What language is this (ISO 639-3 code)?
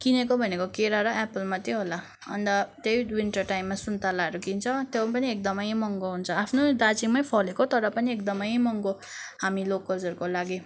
nep